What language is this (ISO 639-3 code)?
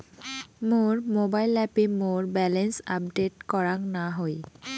ben